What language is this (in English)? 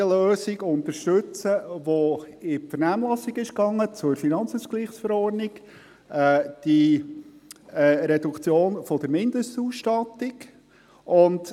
Swiss German